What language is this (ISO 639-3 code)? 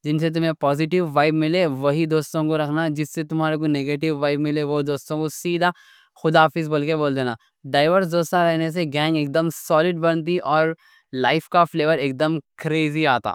dcc